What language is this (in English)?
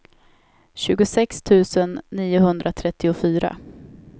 Swedish